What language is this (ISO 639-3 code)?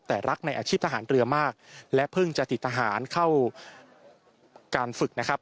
tha